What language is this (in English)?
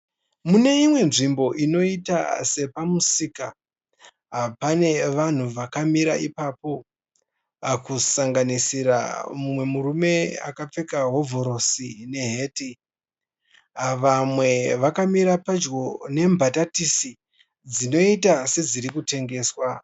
Shona